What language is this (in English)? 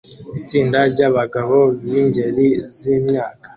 Kinyarwanda